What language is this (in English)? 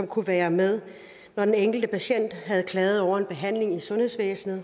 Danish